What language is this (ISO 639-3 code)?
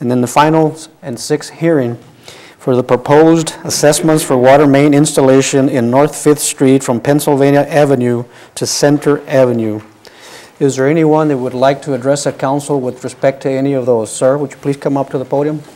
eng